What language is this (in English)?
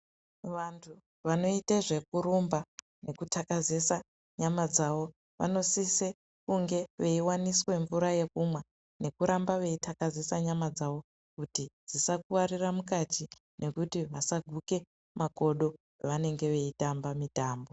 Ndau